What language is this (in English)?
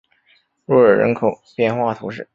Chinese